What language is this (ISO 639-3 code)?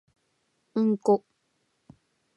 jpn